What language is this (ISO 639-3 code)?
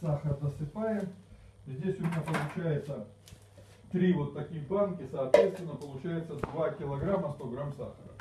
rus